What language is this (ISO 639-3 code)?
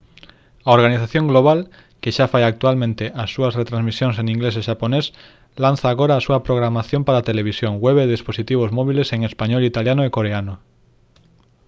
glg